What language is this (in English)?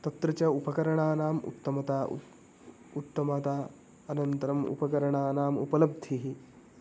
Sanskrit